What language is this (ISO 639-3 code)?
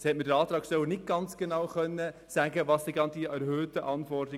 gsw